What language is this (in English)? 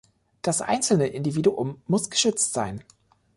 German